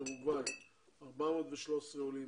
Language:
Hebrew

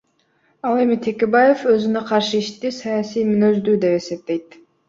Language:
Kyrgyz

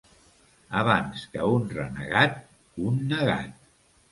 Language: Catalan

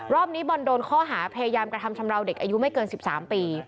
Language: Thai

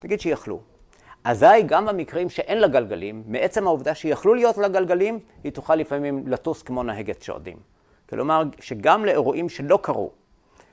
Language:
Hebrew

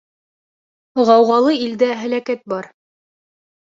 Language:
Bashkir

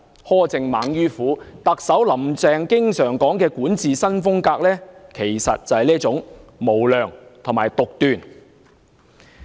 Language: Cantonese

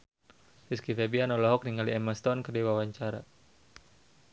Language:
Sundanese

